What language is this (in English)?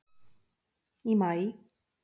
Icelandic